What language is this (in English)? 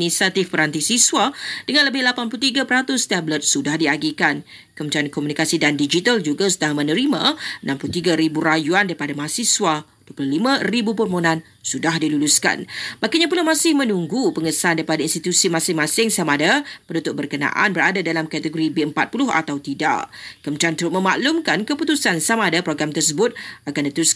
Malay